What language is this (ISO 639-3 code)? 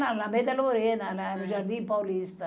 por